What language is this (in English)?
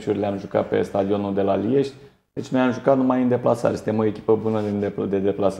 Romanian